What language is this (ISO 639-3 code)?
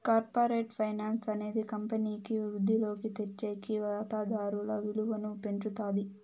tel